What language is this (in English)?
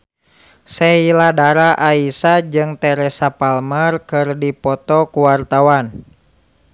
Sundanese